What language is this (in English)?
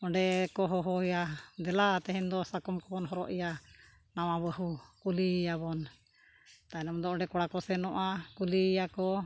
Santali